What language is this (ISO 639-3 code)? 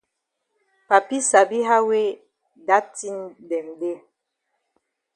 wes